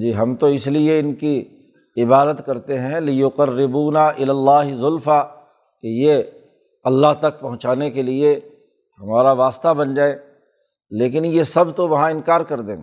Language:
Urdu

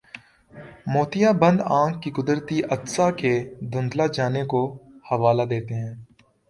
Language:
Urdu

